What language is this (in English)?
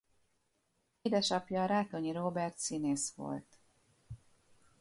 Hungarian